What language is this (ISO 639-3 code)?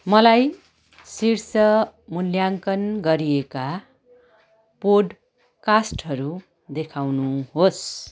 nep